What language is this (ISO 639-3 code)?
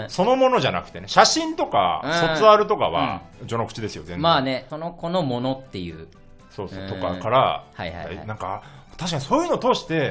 jpn